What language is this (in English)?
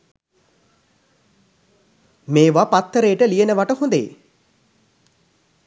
Sinhala